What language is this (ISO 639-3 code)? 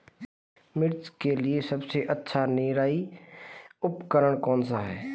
hin